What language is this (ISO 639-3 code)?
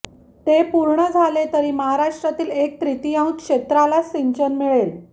mar